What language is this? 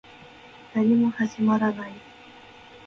Japanese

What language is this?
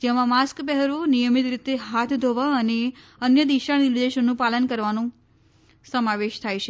Gujarati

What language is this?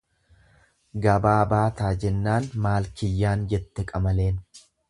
Oromo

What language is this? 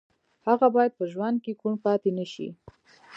Pashto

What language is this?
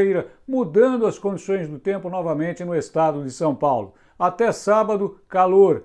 Portuguese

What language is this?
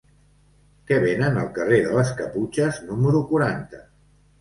Catalan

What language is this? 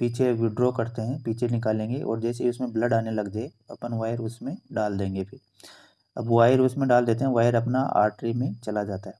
Hindi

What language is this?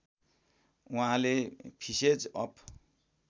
Nepali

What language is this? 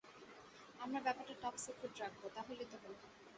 Bangla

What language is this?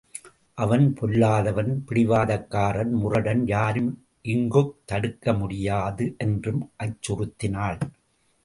Tamil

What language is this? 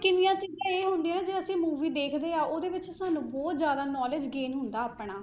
Punjabi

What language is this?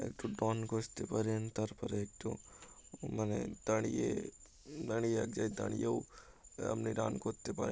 Bangla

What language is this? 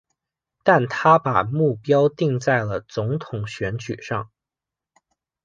Chinese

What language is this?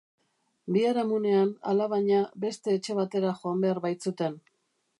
Basque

